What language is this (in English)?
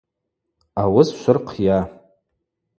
Abaza